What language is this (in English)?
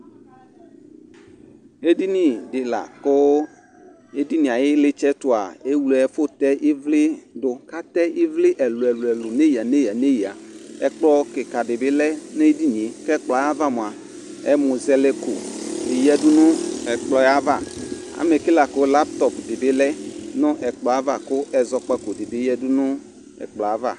Ikposo